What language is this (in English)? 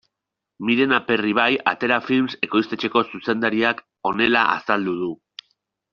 Basque